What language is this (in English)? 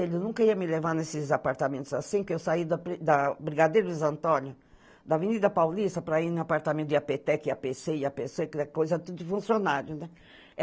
Portuguese